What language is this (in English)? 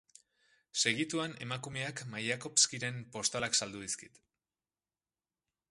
Basque